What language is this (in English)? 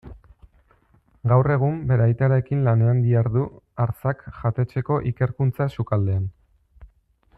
Basque